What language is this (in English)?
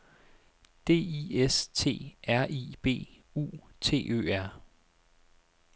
Danish